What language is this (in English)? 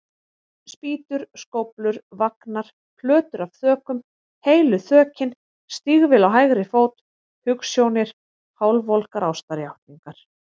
Icelandic